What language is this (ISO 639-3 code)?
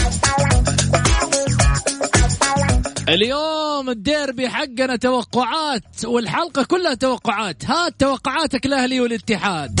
ara